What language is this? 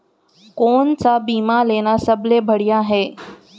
Chhattisgarhi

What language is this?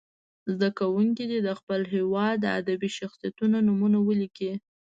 Pashto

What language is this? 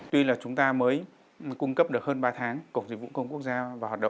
Vietnamese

